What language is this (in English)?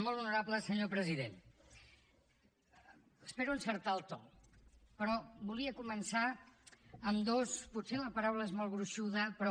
Catalan